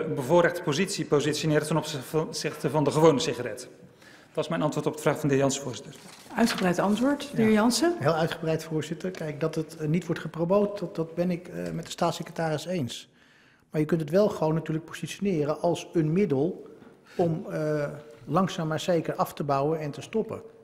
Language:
Dutch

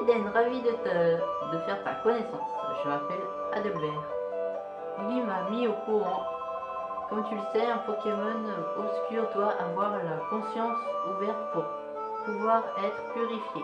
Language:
French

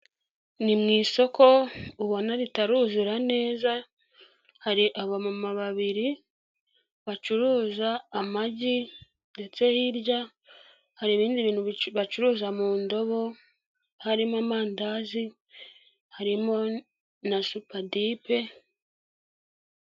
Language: Kinyarwanda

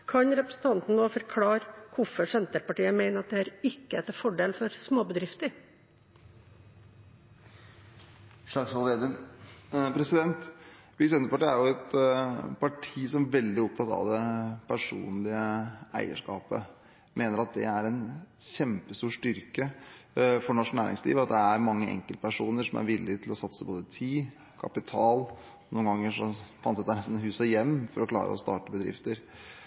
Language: Norwegian Bokmål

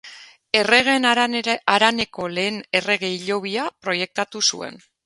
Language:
Basque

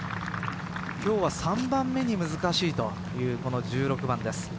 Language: Japanese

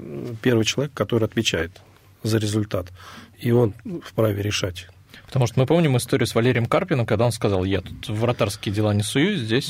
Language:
Russian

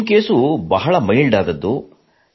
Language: Kannada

